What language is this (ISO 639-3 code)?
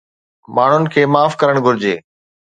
snd